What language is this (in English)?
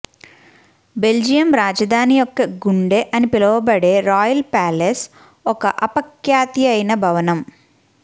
Telugu